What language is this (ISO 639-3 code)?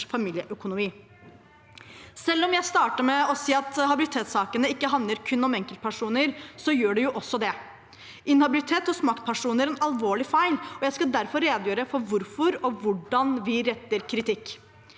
nor